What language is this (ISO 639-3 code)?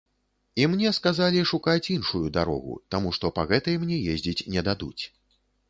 bel